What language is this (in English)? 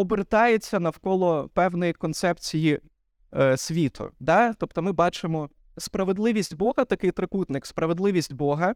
Ukrainian